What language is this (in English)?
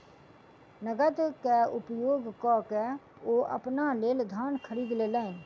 Maithili